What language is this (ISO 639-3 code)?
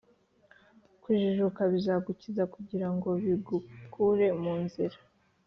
kin